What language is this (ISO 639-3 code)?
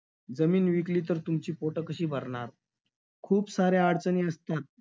mar